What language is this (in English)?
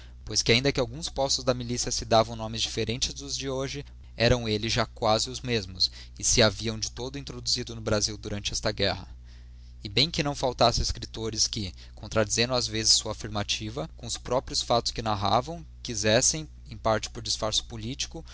Portuguese